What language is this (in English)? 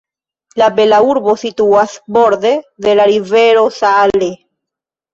Esperanto